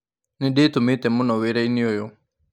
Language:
Kikuyu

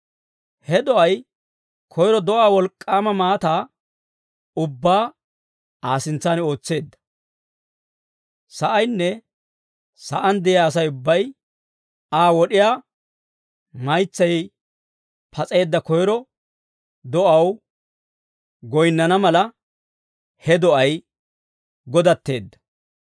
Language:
Dawro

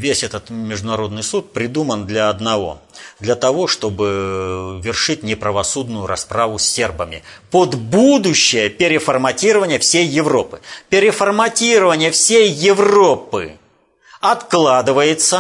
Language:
Russian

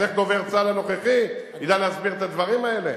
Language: Hebrew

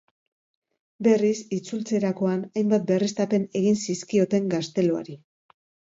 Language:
Basque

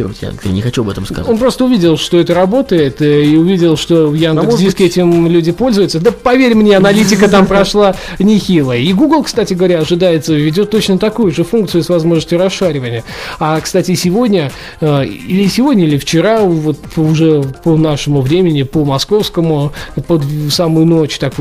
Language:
Russian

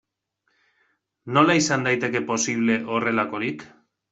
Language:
Basque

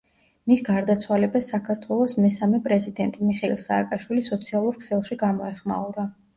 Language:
Georgian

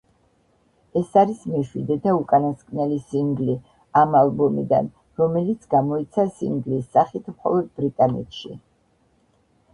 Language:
Georgian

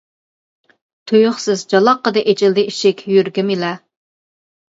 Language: Uyghur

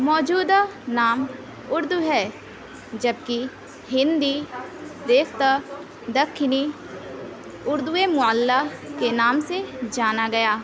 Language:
Urdu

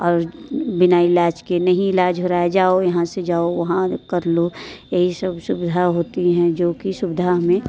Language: Hindi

